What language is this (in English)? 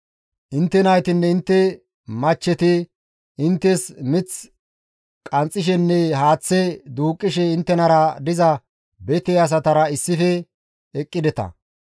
Gamo